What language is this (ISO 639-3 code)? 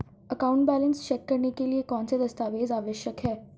hin